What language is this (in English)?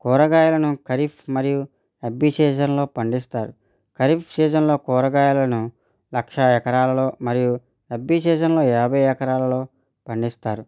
Telugu